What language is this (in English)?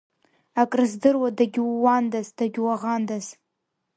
Abkhazian